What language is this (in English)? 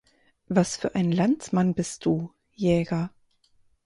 German